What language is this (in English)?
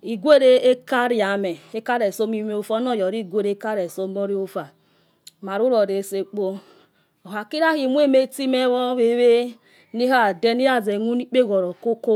Yekhee